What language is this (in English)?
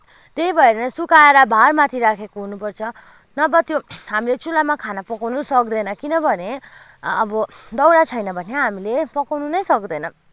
Nepali